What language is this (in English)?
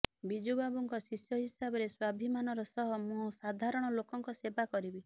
Odia